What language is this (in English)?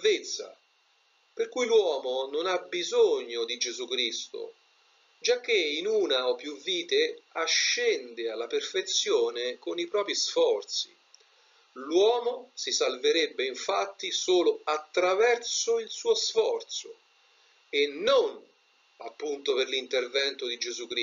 Italian